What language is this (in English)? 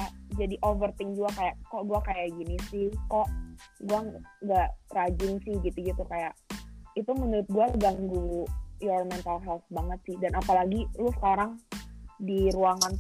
Indonesian